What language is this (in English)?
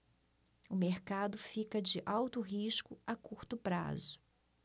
Portuguese